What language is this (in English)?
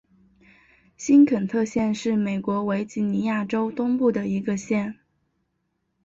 Chinese